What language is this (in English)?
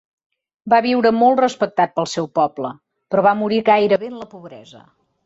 Catalan